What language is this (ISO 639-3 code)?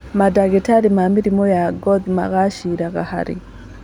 kik